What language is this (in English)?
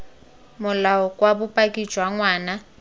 Tswana